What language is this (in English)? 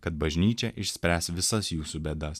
Lithuanian